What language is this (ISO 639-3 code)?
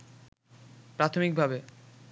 ben